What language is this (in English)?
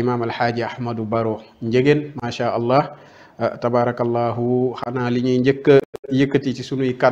Arabic